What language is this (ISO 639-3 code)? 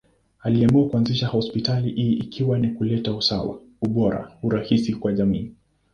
swa